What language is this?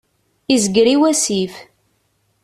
Kabyle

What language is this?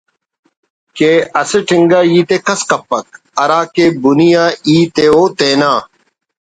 Brahui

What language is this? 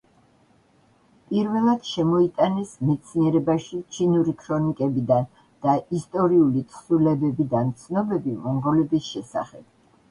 Georgian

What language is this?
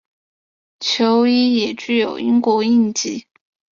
Chinese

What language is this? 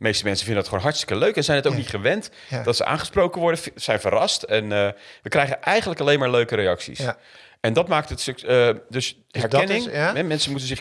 Dutch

